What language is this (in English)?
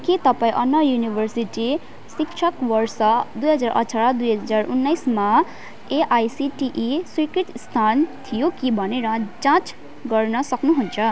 Nepali